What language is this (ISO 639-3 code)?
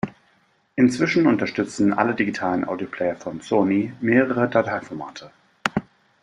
deu